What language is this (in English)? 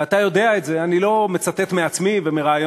Hebrew